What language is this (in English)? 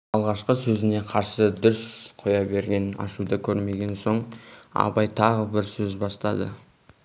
Kazakh